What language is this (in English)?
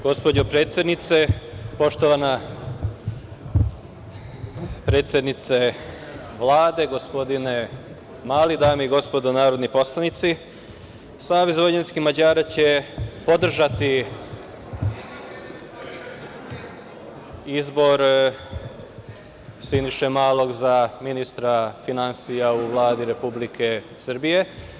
Serbian